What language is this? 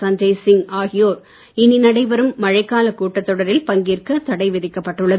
Tamil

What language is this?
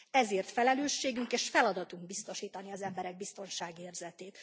Hungarian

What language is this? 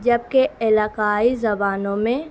Urdu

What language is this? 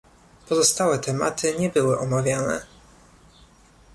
Polish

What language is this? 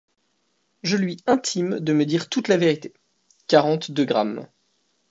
French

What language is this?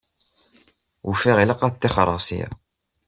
Kabyle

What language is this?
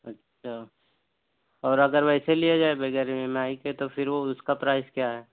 Urdu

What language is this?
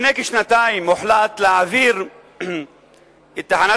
Hebrew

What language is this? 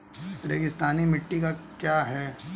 Hindi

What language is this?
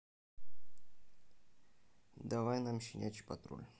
Russian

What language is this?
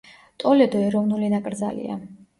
Georgian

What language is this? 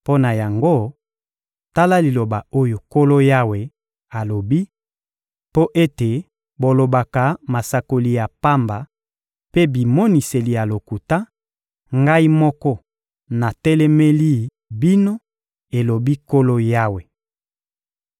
Lingala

